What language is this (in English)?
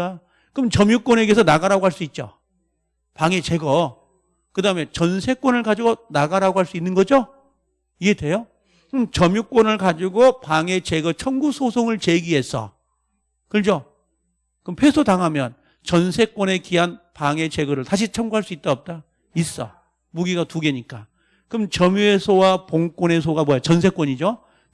Korean